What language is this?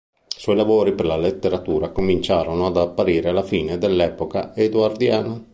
Italian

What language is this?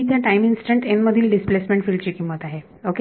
Marathi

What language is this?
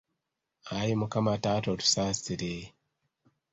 Ganda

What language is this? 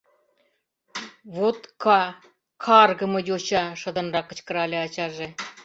Mari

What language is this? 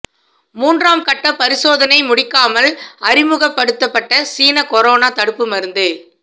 Tamil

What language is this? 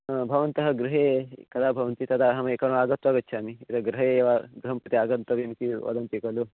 Sanskrit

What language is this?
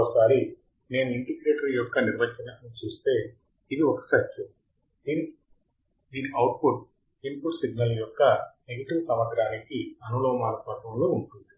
Telugu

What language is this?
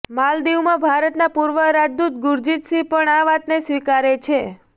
Gujarati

